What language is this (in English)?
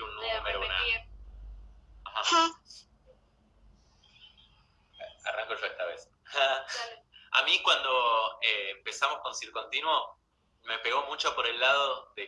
Spanish